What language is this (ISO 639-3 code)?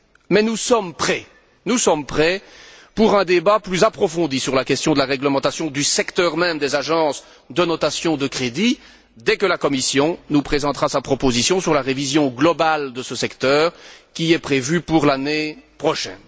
fra